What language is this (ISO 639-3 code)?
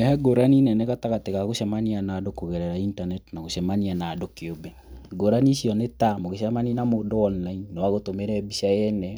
kik